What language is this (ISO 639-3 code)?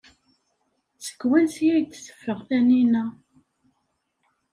kab